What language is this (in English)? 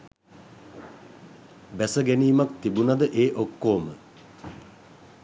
Sinhala